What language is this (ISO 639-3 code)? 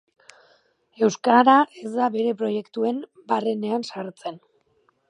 eus